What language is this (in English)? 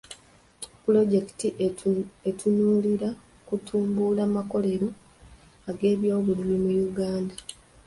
Ganda